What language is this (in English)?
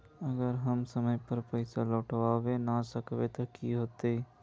Magahi